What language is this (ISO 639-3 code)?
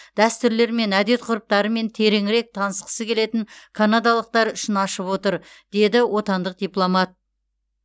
kaz